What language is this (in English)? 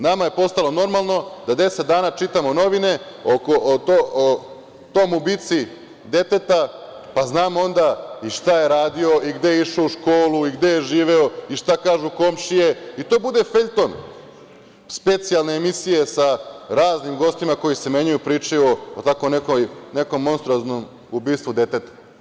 Serbian